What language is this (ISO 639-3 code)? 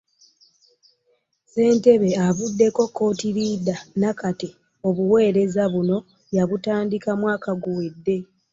lug